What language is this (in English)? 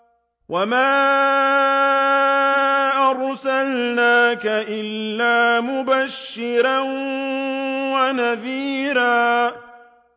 Arabic